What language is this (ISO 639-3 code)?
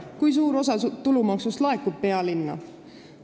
est